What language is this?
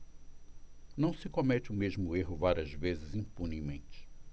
Portuguese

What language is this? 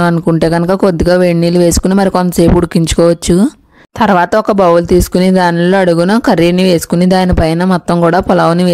Telugu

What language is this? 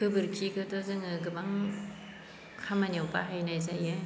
Bodo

